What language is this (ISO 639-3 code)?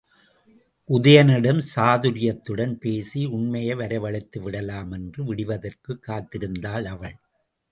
tam